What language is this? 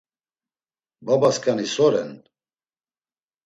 Laz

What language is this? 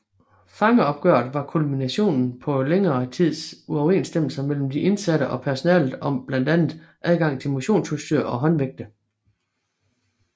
Danish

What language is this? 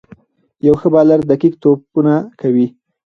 Pashto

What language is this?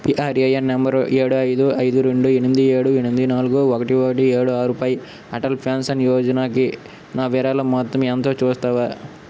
Telugu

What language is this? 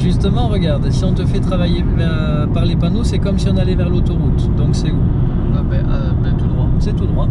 French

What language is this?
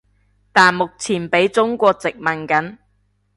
Cantonese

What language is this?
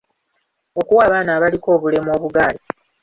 Ganda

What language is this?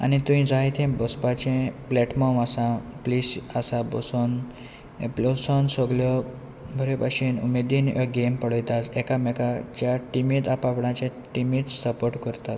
Konkani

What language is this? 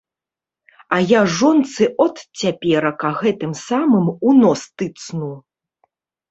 Belarusian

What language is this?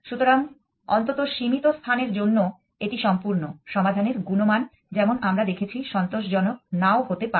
Bangla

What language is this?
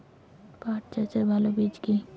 Bangla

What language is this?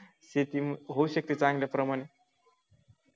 Marathi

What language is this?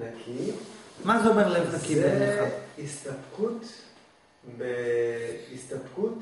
Hebrew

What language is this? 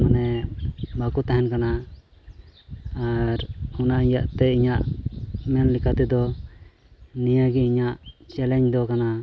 Santali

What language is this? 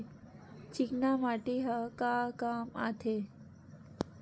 Chhattisgarhi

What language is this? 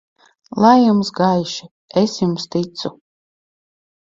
Latvian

